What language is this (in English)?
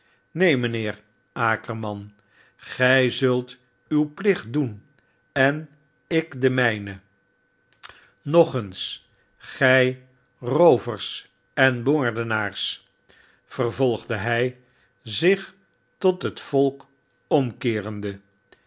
Dutch